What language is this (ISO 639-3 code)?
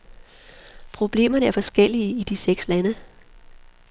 dan